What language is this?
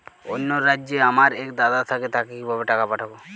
Bangla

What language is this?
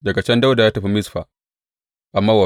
Hausa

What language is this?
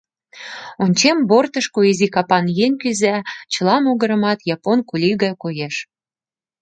Mari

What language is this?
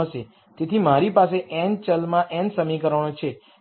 Gujarati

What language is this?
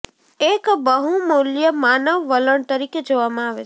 Gujarati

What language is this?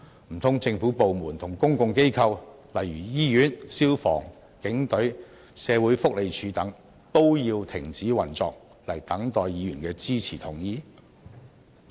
Cantonese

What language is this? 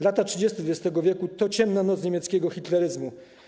Polish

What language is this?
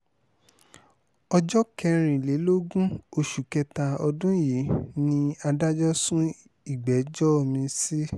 Yoruba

